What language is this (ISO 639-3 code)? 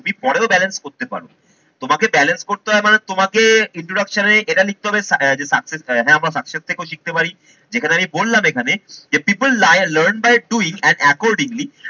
ben